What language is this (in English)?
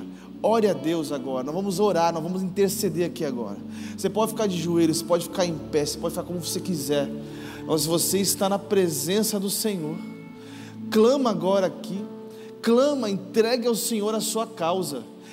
Portuguese